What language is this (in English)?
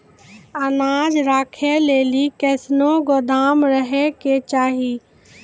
Maithili